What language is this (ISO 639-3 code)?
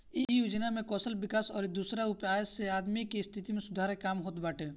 bho